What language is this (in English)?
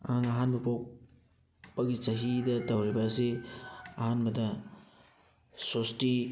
Manipuri